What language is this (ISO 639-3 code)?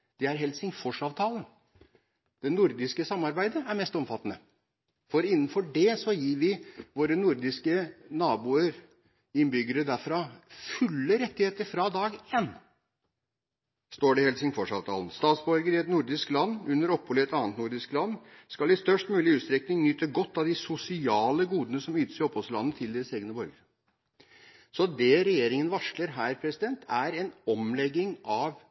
nob